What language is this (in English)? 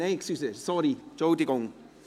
Swiss German